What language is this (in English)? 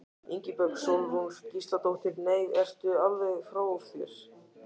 Icelandic